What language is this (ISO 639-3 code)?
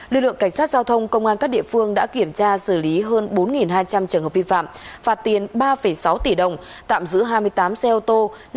vie